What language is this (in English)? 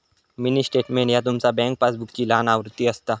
Marathi